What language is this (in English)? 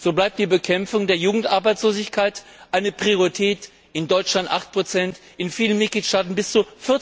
German